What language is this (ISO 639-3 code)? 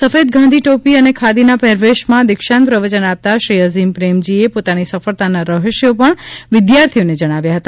guj